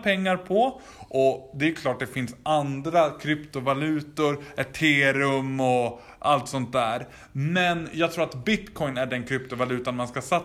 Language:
Swedish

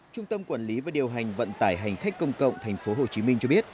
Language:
Vietnamese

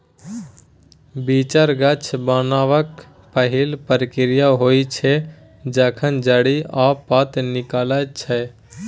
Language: Maithili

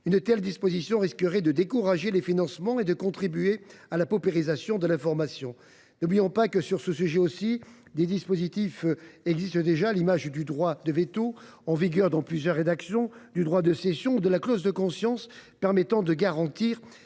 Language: French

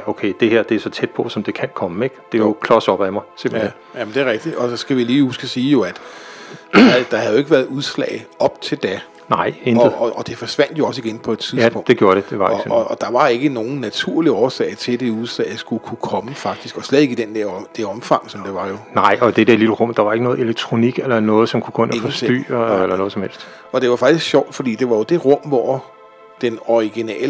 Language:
Danish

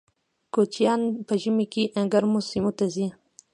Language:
Pashto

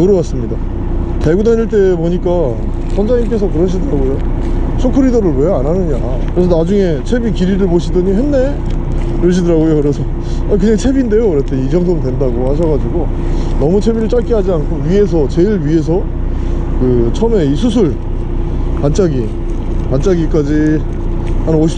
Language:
Korean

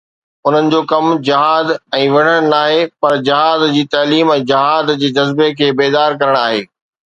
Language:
Sindhi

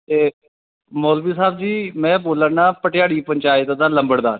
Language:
Dogri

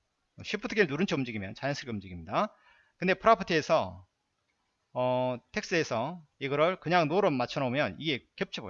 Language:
Korean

